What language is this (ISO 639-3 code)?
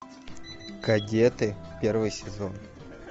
rus